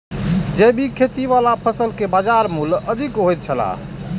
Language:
Maithili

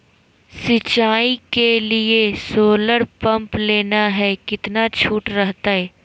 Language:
Magahi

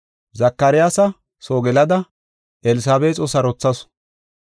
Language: Gofa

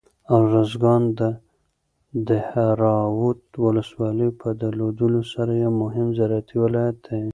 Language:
Pashto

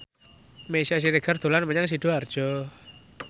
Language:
Javanese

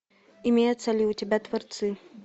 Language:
Russian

